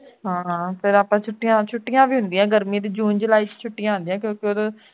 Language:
Punjabi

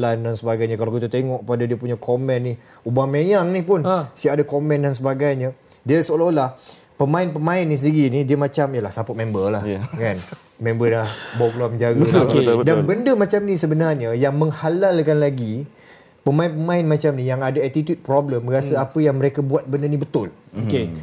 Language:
Malay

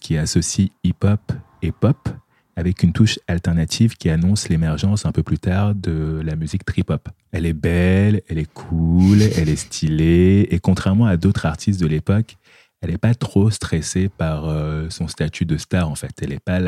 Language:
French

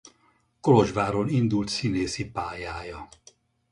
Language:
Hungarian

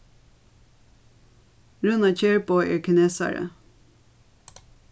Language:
Faroese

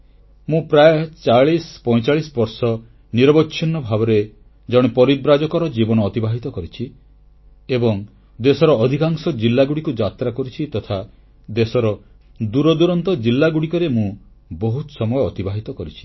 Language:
Odia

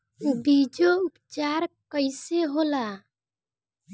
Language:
Bhojpuri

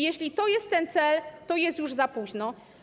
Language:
Polish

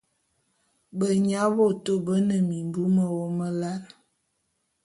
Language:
Bulu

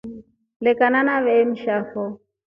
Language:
Rombo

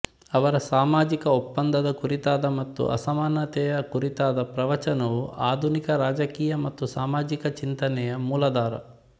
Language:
Kannada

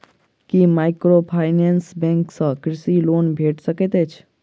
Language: Maithili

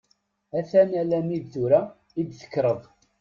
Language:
Kabyle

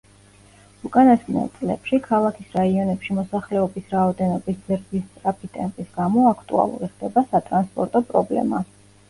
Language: Georgian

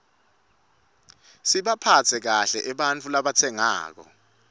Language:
Swati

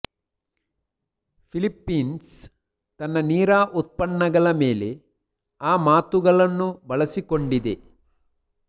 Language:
Kannada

